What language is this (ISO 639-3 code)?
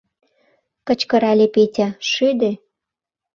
chm